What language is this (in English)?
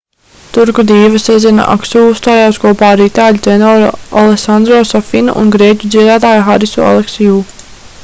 Latvian